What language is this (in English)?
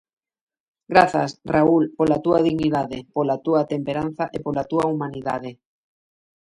Galician